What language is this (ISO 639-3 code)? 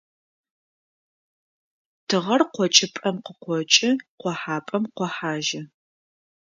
ady